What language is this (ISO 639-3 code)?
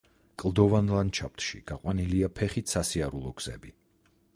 kat